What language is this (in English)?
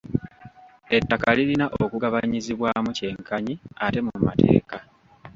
Ganda